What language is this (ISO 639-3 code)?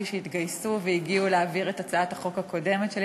heb